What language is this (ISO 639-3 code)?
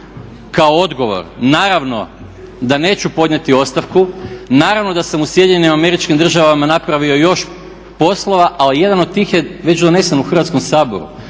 hrv